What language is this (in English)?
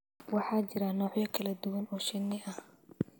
Somali